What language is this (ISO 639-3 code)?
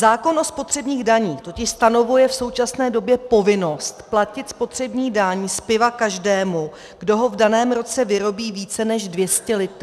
ces